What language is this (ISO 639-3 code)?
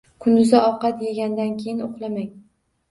uzb